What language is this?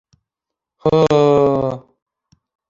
Bashkir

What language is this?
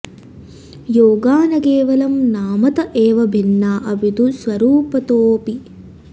Sanskrit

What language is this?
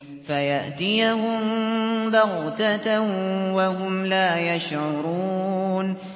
Arabic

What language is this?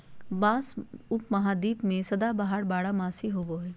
Magahi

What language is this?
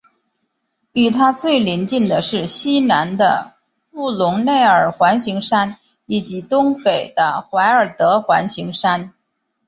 Chinese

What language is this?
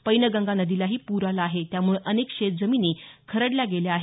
Marathi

